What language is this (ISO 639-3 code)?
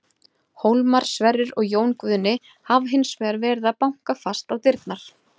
isl